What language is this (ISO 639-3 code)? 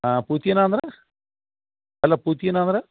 kan